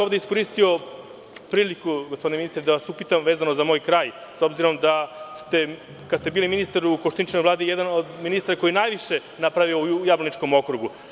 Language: Serbian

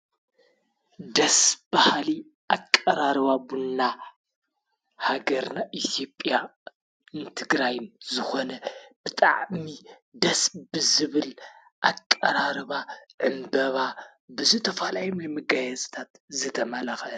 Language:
Tigrinya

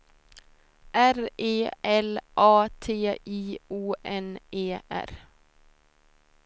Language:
Swedish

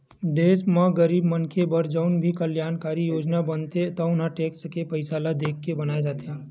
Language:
Chhattisgarhi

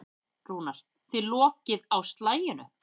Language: Icelandic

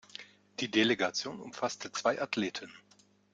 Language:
German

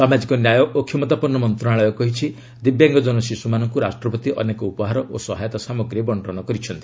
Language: Odia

